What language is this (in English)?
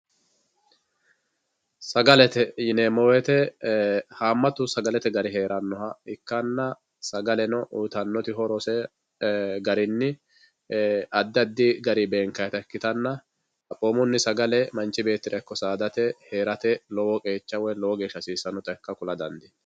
Sidamo